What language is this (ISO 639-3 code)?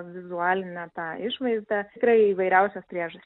lit